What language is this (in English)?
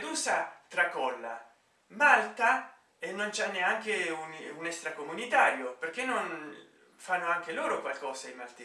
Italian